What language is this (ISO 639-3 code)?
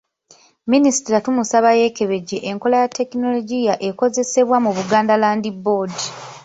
lug